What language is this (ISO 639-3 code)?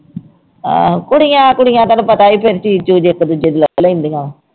pan